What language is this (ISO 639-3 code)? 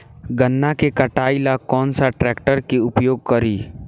bho